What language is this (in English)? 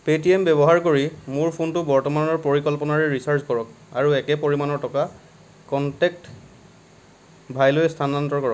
Assamese